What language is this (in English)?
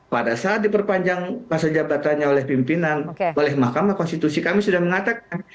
Indonesian